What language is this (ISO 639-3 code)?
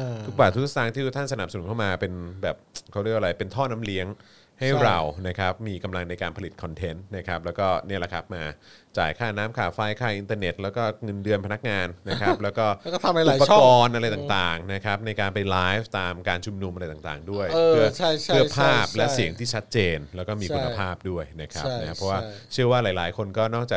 tha